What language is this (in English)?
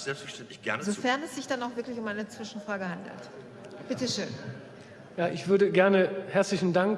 German